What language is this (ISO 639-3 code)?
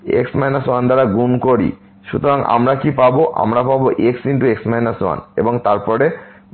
ben